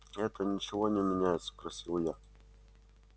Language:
Russian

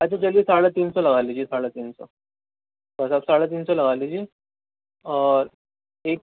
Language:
Urdu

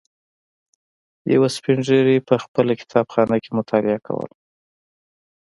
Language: Pashto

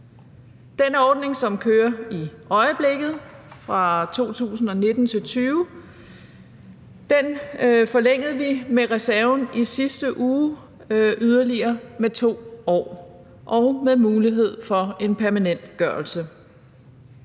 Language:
Danish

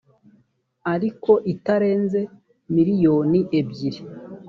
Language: Kinyarwanda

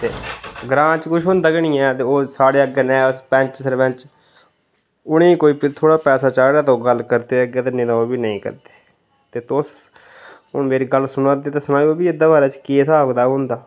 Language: Dogri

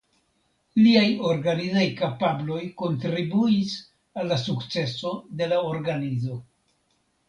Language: Esperanto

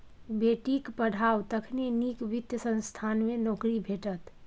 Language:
Maithili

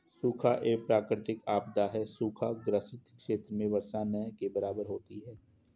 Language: Hindi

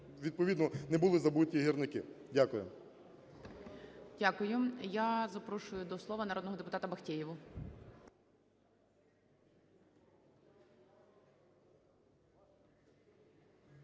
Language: Ukrainian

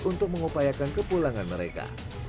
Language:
Indonesian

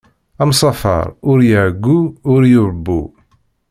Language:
Kabyle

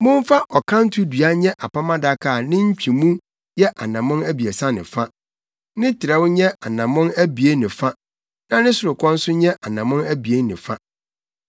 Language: Akan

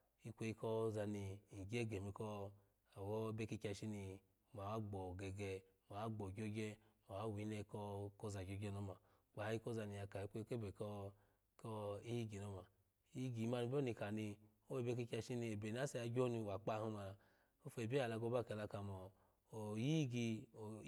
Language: Alago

